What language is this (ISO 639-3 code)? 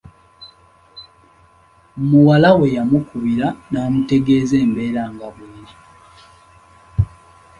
lug